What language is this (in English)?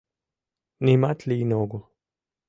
Mari